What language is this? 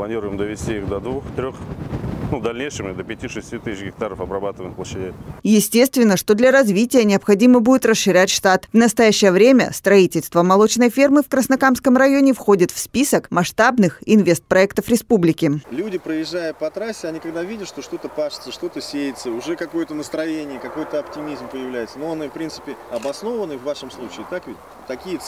Russian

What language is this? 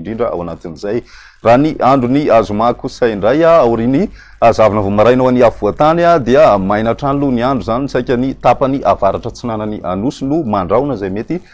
Malagasy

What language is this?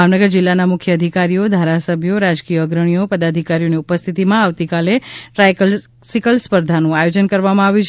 Gujarati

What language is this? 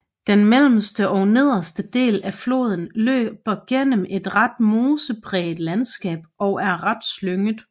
Danish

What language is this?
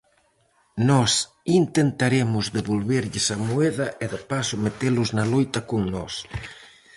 Galician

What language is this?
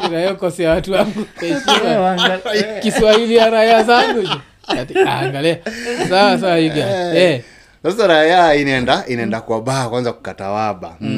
Swahili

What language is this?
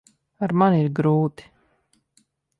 Latvian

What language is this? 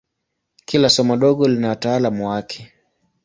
Swahili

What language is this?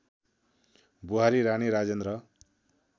Nepali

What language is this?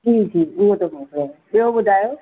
Sindhi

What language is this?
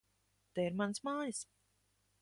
Latvian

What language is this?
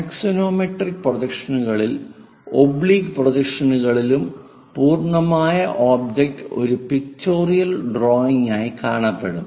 Malayalam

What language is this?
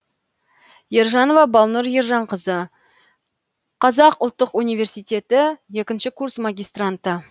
Kazakh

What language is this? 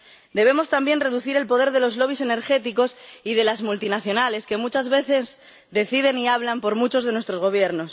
Spanish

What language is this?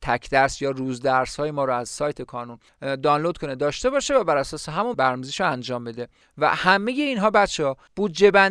Persian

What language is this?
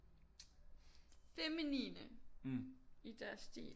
Danish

